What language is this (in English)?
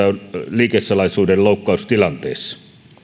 Finnish